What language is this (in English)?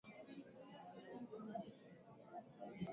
Swahili